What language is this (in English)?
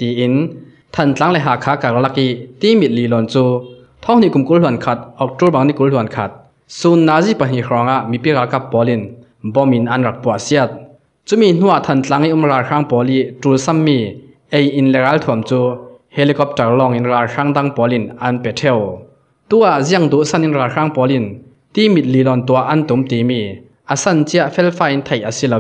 Thai